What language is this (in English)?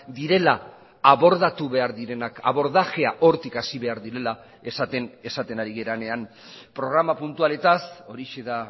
Basque